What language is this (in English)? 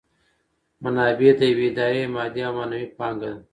Pashto